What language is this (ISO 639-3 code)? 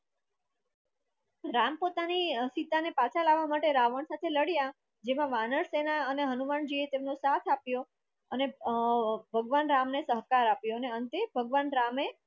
guj